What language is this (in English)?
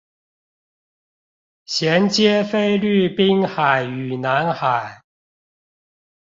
Chinese